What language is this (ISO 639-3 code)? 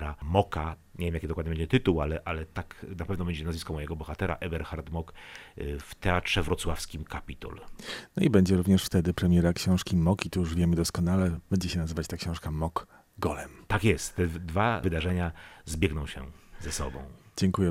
pol